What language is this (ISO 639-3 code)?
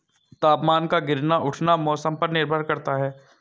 hin